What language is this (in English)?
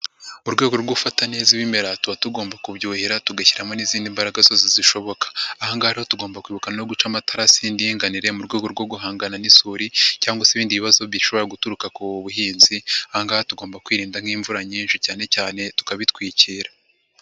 Kinyarwanda